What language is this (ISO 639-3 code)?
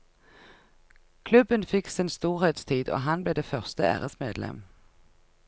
nor